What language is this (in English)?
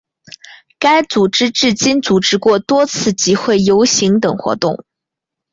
Chinese